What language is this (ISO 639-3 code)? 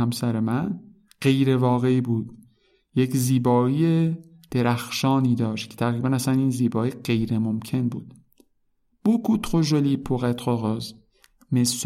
fas